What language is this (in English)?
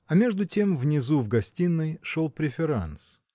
Russian